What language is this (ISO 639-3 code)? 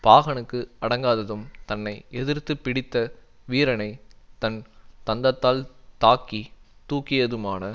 tam